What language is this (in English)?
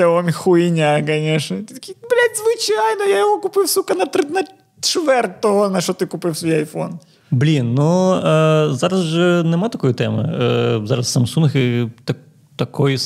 Ukrainian